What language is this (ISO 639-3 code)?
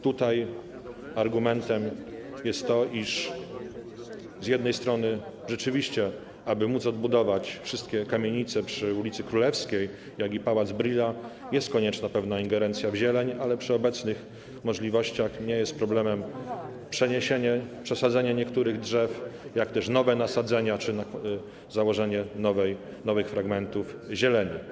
pol